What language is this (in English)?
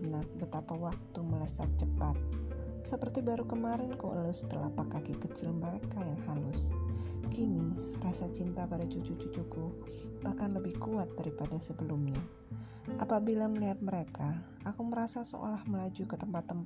Indonesian